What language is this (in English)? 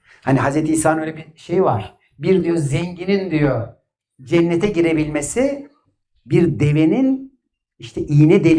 Turkish